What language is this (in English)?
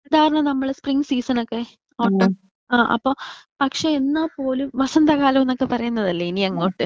Malayalam